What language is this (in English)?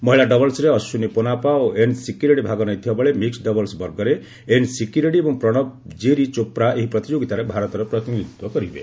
Odia